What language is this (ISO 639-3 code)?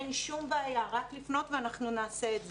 heb